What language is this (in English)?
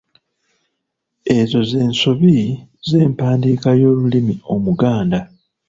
Ganda